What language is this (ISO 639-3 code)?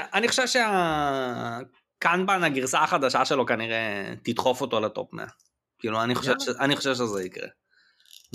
heb